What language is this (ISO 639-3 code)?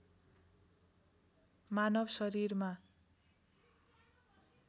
nep